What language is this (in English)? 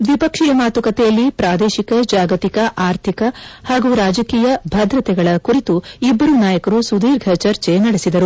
Kannada